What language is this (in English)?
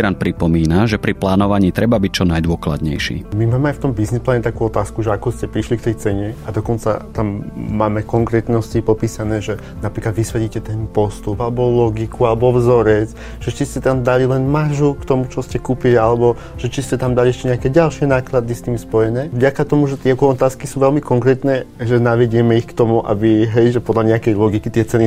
Slovak